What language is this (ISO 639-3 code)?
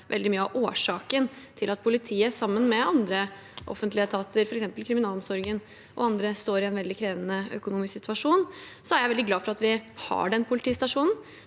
nor